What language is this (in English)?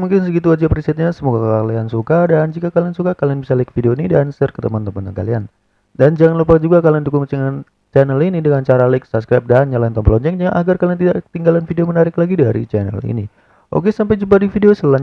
Indonesian